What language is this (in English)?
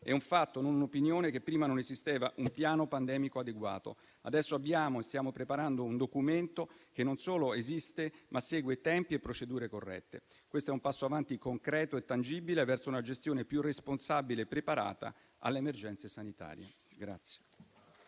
Italian